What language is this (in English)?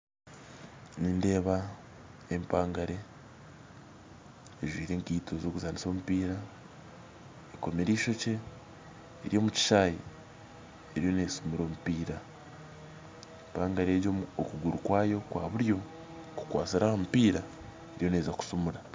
Nyankole